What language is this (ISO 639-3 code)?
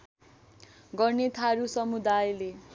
nep